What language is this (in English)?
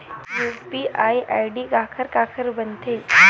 Chhattisgarhi